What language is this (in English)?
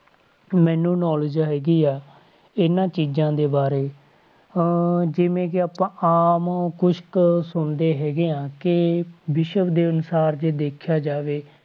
Punjabi